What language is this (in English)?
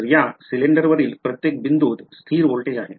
Marathi